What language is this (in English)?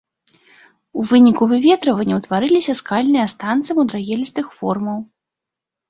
Belarusian